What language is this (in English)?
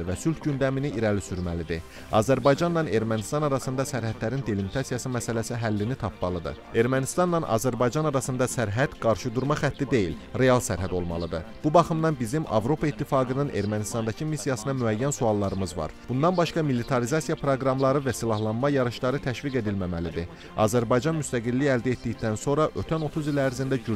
Turkish